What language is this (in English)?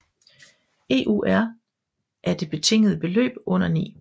Danish